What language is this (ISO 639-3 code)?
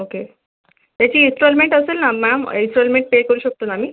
mar